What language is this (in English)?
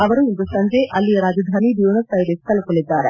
Kannada